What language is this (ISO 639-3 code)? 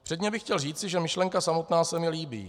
ces